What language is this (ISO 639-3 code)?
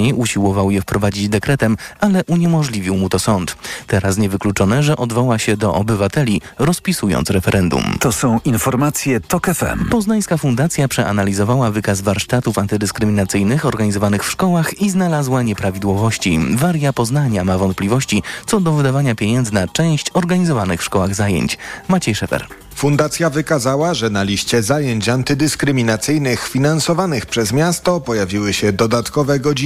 pol